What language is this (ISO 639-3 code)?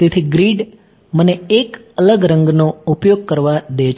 guj